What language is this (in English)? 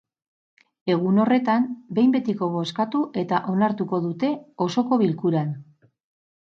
Basque